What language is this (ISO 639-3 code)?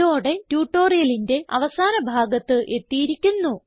mal